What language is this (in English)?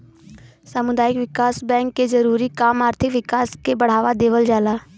Bhojpuri